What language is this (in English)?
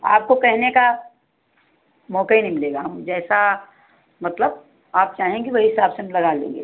Hindi